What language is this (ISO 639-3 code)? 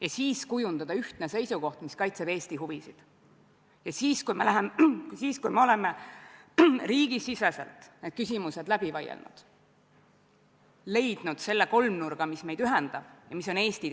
est